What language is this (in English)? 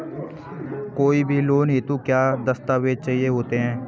Hindi